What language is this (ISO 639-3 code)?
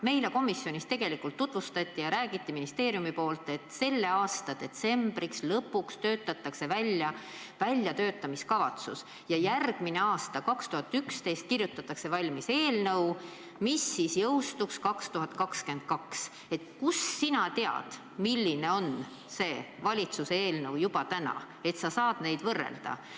est